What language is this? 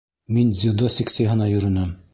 Bashkir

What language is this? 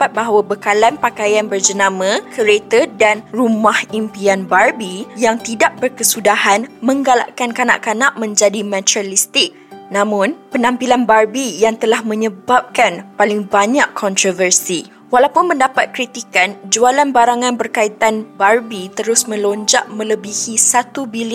Malay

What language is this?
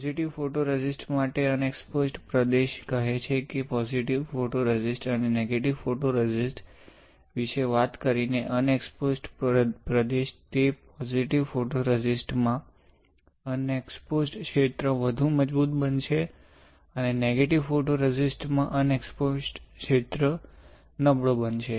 Gujarati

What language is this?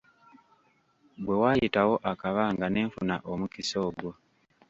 Ganda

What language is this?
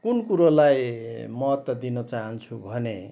Nepali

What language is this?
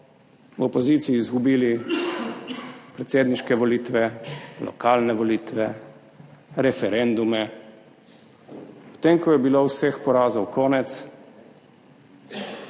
Slovenian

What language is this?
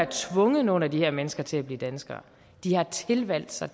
Danish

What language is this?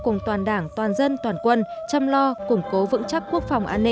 Vietnamese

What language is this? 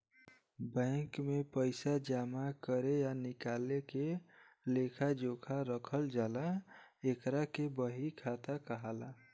Bhojpuri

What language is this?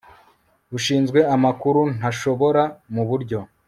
Kinyarwanda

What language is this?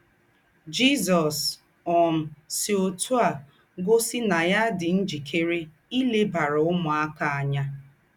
Igbo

